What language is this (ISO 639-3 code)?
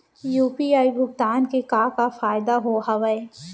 hne